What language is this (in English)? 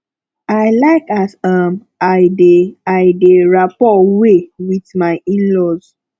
Nigerian Pidgin